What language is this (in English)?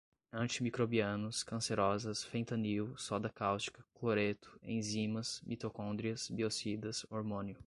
Portuguese